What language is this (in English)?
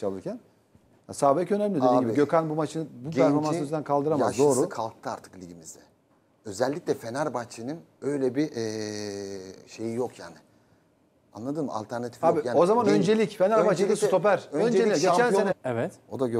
Turkish